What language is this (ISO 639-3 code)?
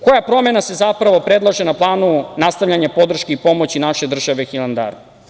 srp